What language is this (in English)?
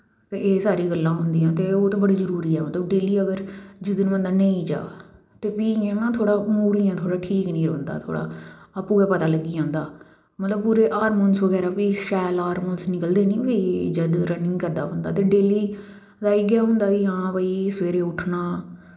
Dogri